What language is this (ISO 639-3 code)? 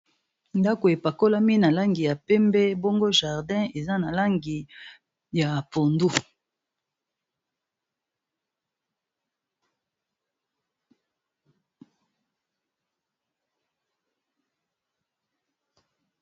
lin